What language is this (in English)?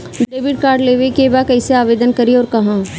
Bhojpuri